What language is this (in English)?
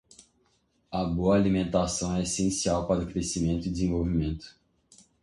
Portuguese